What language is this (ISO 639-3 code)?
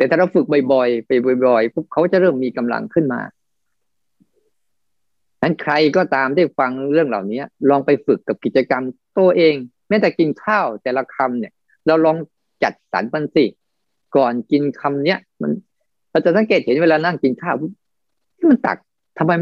tha